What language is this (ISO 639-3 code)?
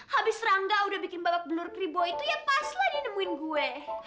ind